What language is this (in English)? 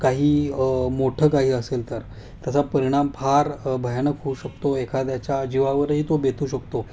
Marathi